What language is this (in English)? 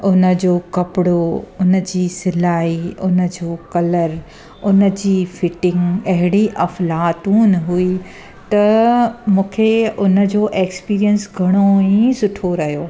Sindhi